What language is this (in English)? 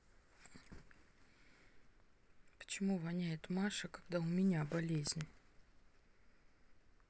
Russian